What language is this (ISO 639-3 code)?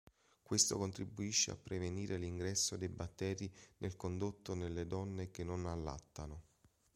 ita